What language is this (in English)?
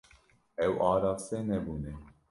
Kurdish